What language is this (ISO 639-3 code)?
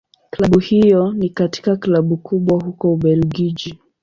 swa